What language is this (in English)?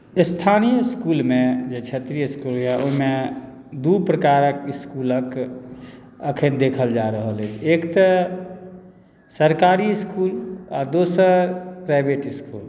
Maithili